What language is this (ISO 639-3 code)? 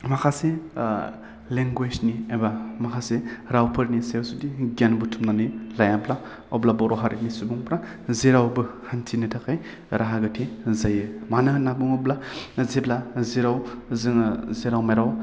brx